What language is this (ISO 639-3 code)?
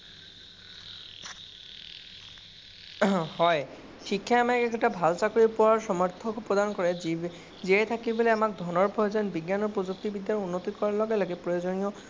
asm